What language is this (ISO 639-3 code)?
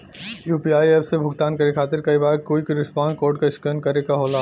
bho